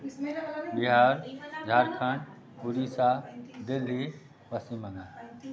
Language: Maithili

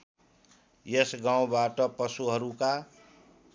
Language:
Nepali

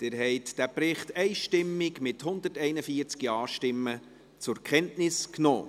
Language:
Swiss German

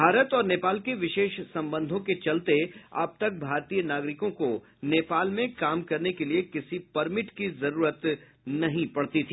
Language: Hindi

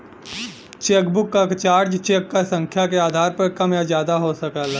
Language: Bhojpuri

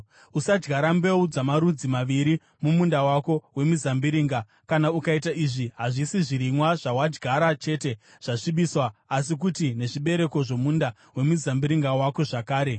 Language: Shona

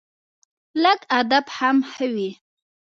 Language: Pashto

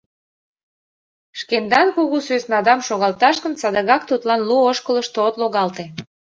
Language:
Mari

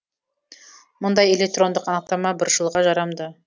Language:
Kazakh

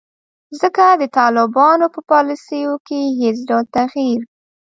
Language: Pashto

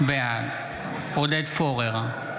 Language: Hebrew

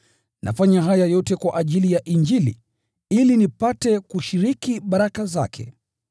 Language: Swahili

